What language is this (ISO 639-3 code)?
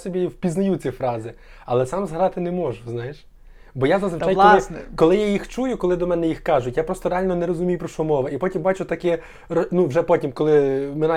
ukr